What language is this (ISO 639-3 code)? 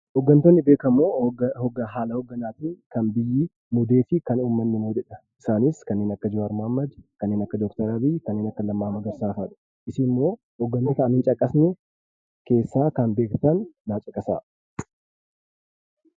orm